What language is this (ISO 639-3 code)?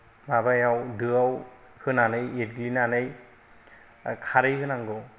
brx